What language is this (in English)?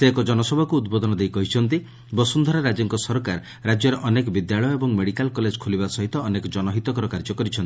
Odia